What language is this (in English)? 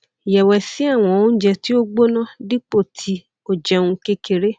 Yoruba